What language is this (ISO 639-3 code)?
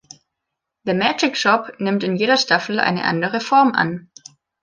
deu